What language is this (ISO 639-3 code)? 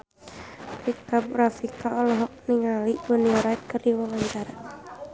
sun